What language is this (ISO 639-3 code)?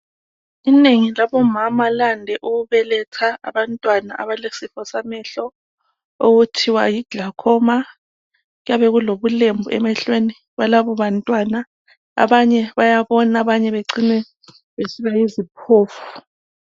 nde